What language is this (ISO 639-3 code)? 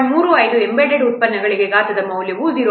kan